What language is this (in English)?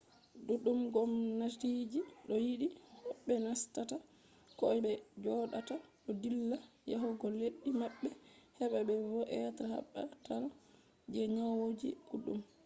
Fula